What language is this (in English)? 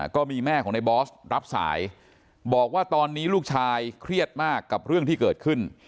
Thai